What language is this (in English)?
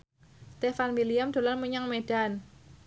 Javanese